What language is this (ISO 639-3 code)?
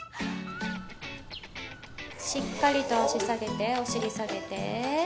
jpn